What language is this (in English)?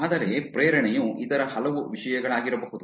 Kannada